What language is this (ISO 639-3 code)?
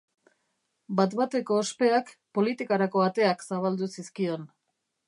eus